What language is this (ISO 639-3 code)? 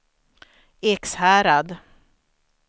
swe